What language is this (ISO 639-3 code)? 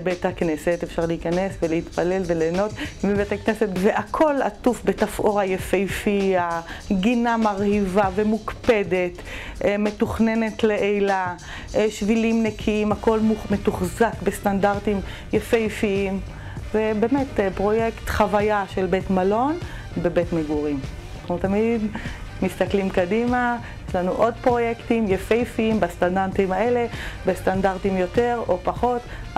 heb